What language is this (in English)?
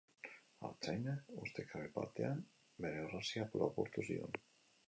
Basque